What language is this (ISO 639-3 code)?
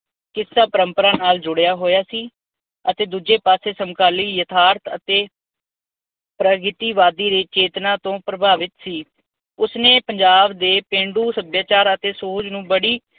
pan